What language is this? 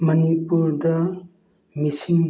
Manipuri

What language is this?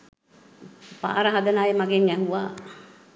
Sinhala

